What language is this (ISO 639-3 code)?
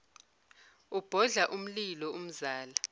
zul